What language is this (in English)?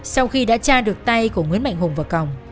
Vietnamese